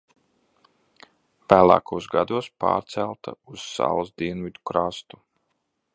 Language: Latvian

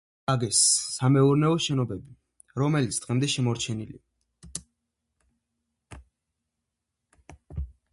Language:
Georgian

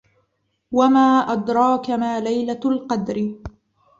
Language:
Arabic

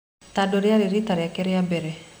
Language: Kikuyu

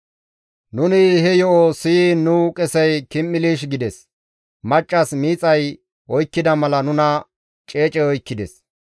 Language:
Gamo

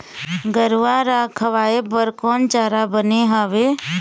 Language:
Chhattisgarhi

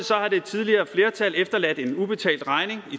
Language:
Danish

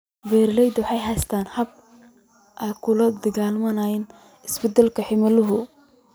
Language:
Somali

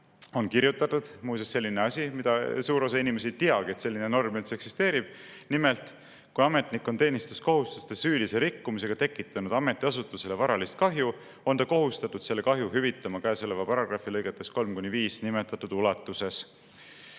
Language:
Estonian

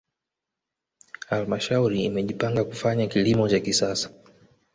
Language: Swahili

